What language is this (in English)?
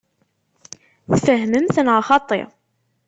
Kabyle